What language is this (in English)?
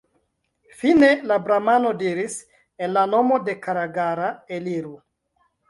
Esperanto